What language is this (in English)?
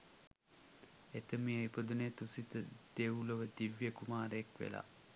Sinhala